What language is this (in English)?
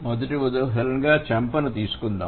Telugu